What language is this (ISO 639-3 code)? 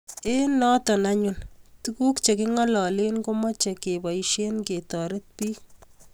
kln